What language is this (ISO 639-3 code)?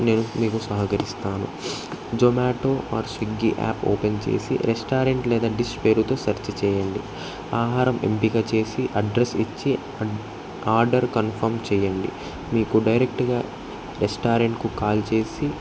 tel